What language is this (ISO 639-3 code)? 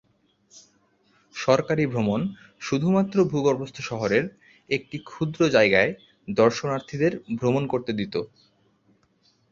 ben